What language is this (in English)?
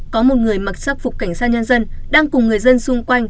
Vietnamese